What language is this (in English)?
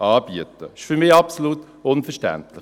Swiss German